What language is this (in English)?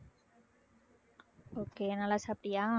Tamil